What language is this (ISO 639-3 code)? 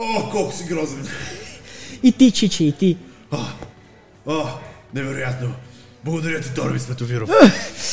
bul